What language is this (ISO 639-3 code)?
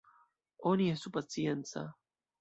epo